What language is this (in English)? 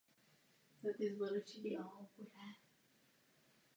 Czech